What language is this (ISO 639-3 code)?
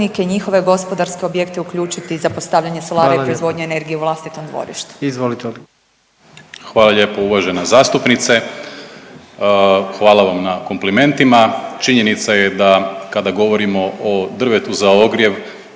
hrv